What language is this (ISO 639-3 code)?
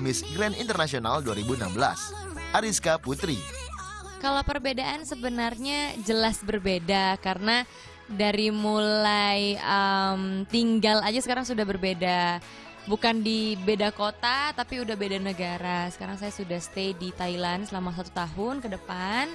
ind